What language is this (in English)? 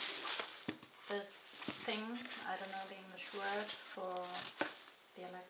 English